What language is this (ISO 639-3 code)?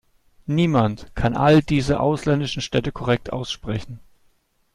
deu